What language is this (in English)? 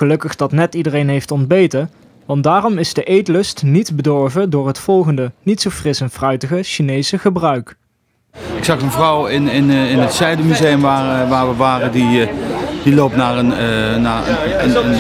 Dutch